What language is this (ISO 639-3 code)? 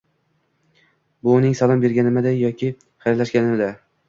uzb